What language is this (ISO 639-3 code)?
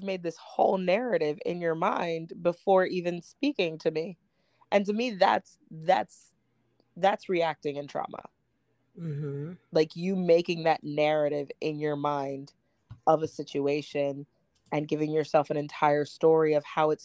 eng